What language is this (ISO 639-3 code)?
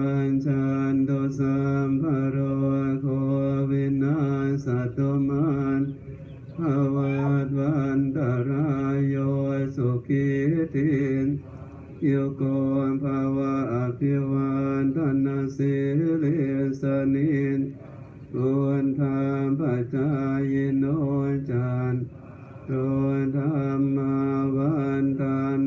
tha